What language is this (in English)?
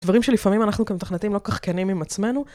Hebrew